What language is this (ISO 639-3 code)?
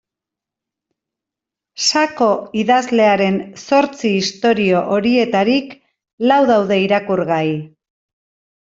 eus